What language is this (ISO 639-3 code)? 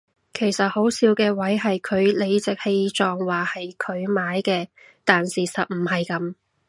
yue